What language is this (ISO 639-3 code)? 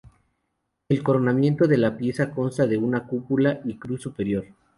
spa